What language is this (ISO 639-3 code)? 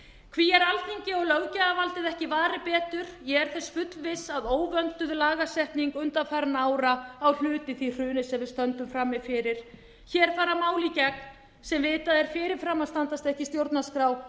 isl